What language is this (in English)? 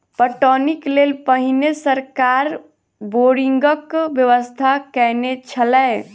Maithili